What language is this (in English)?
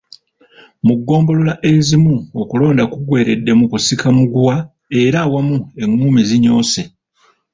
Ganda